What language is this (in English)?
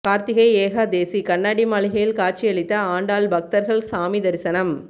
Tamil